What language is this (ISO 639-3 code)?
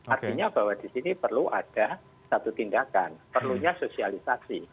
ind